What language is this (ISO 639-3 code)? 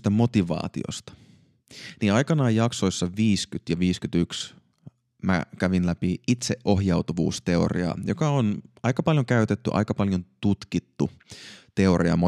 fin